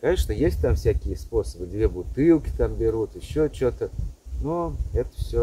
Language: Russian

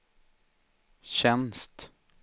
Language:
Swedish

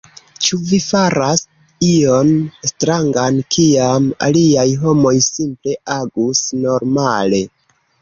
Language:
Esperanto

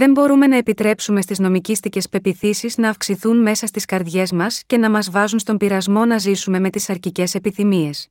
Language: Greek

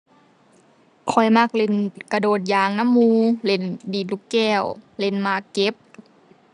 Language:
Thai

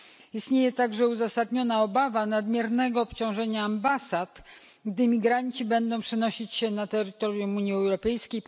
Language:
Polish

